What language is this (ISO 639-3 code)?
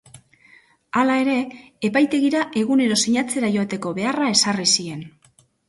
eus